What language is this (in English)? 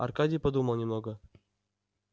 Russian